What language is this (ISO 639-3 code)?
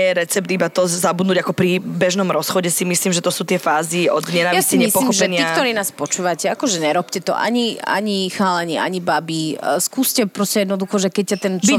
slk